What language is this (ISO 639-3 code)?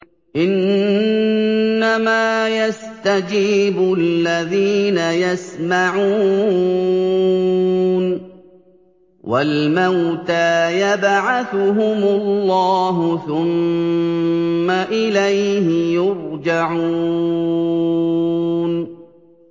ara